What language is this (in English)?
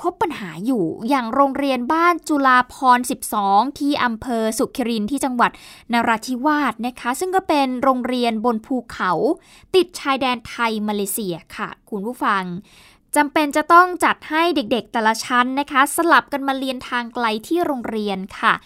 Thai